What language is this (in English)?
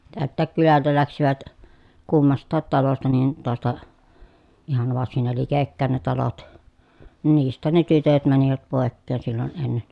Finnish